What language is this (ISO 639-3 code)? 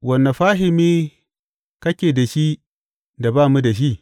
hau